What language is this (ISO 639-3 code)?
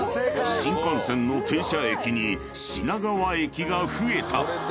jpn